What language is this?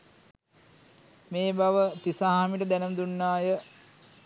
Sinhala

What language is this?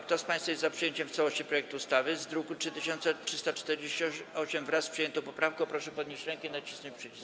Polish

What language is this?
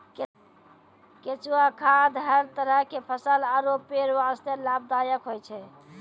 Maithili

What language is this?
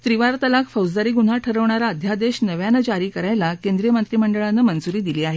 Marathi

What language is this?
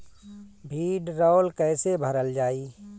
Bhojpuri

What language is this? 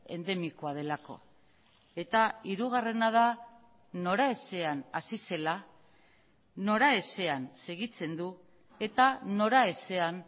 Basque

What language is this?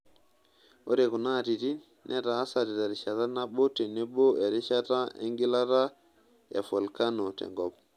Masai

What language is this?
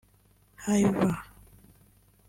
Kinyarwanda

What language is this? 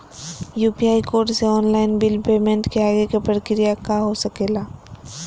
Magahi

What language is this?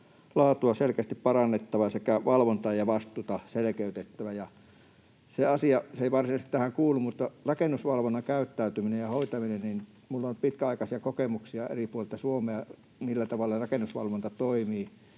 Finnish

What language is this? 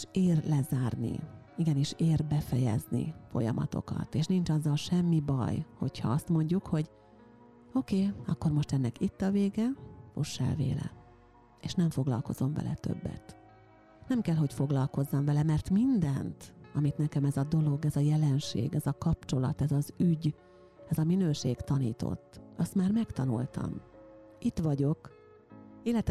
Hungarian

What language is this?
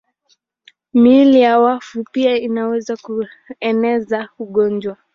Swahili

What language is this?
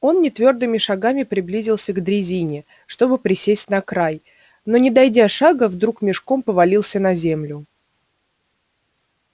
Russian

